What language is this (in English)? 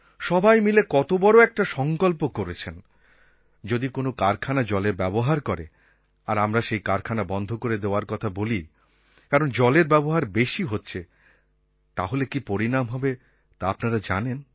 Bangla